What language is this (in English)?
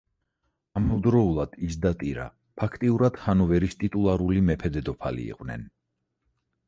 Georgian